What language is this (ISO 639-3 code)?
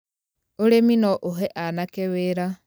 kik